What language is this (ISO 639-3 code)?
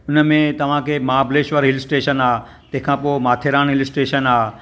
snd